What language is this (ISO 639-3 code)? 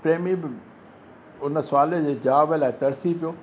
snd